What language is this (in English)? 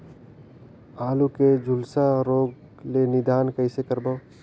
Chhattisgarhi